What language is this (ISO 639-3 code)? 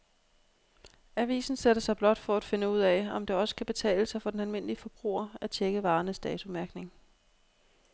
dan